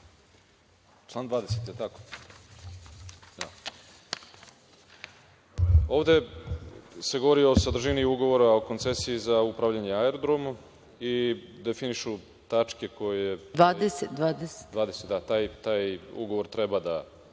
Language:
Serbian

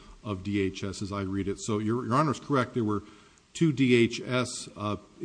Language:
English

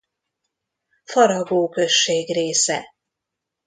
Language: Hungarian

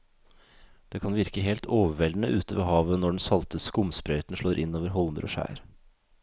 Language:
Norwegian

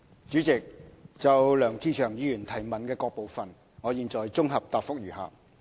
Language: Cantonese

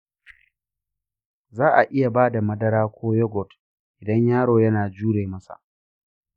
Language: Hausa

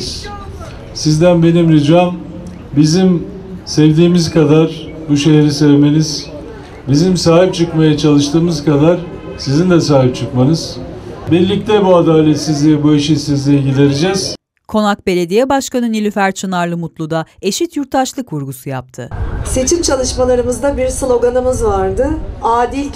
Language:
Turkish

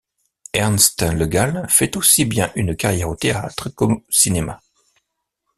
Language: French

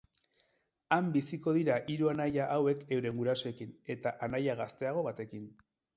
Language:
Basque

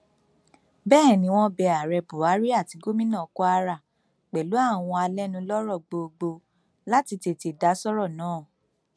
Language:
Yoruba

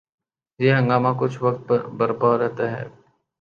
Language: Urdu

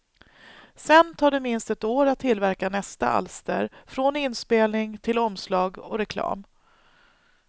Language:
Swedish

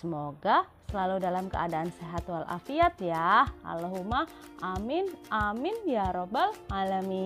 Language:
Indonesian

